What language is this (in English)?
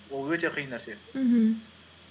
Kazakh